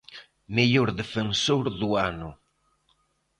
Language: Galician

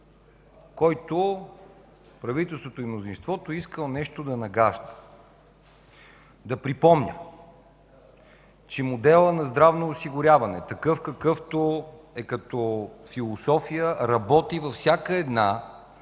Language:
Bulgarian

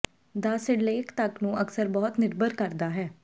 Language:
Punjabi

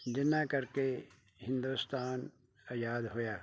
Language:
Punjabi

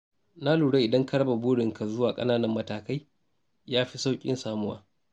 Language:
Hausa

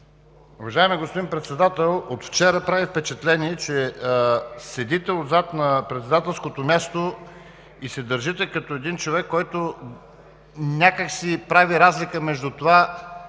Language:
Bulgarian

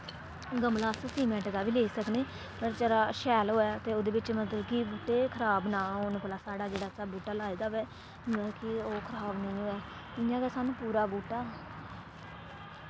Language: Dogri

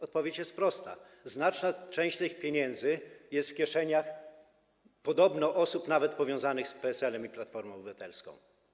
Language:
Polish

